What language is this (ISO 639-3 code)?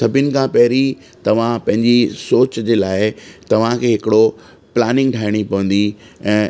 snd